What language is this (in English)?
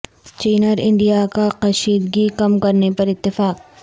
Urdu